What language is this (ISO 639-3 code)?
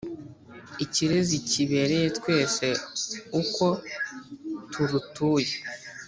kin